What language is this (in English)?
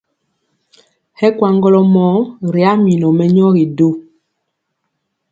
Mpiemo